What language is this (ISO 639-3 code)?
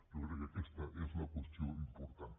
cat